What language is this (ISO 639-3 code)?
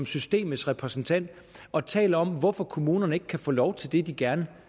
dan